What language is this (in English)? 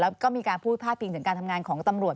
Thai